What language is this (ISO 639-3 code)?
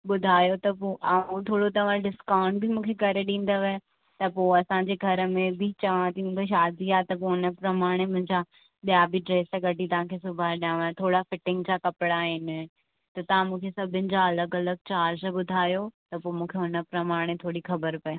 snd